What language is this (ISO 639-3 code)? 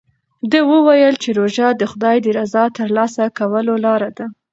pus